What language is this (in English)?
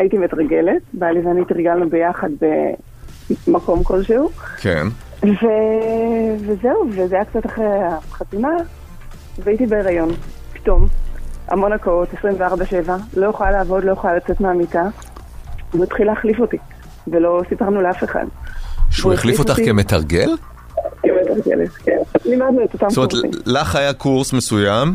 Hebrew